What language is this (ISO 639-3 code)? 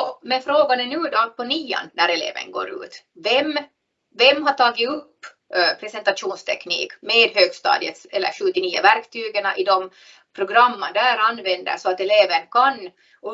swe